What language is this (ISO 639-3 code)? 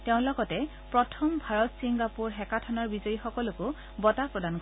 asm